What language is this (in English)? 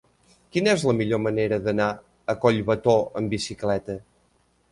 Catalan